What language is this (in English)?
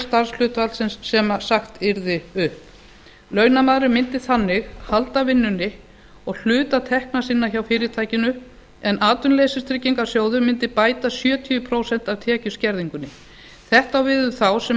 Icelandic